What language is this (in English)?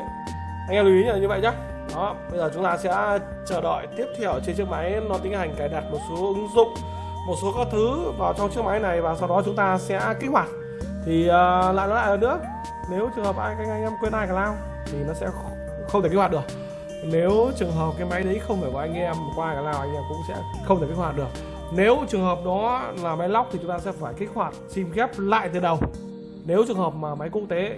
Vietnamese